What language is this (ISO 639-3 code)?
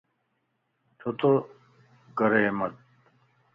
lss